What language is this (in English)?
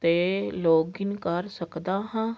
Punjabi